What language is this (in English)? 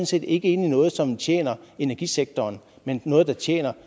Danish